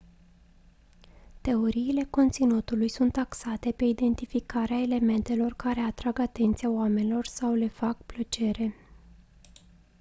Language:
Romanian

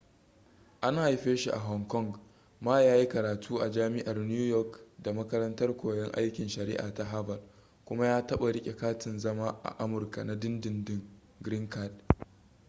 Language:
Hausa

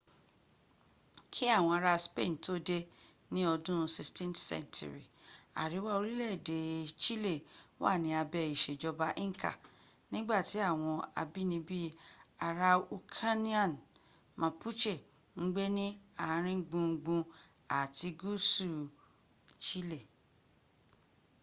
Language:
Yoruba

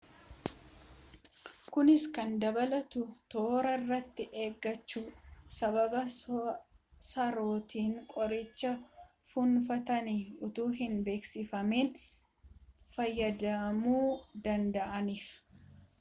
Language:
Oromo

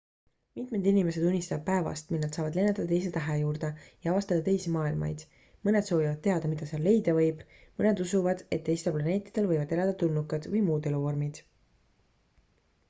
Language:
Estonian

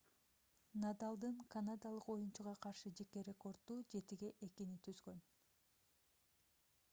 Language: Kyrgyz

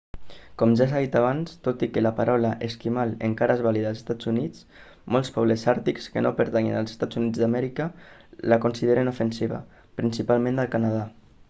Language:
Catalan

